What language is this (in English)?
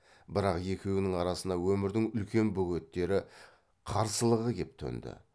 Kazakh